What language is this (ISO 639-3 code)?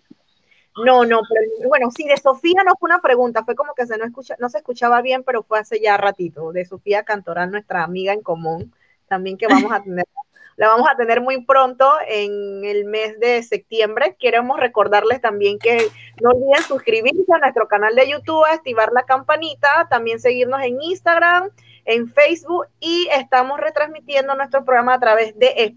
spa